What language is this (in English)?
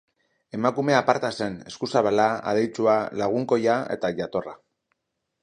Basque